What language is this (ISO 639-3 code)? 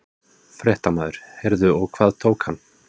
isl